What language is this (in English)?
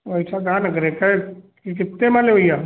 Hindi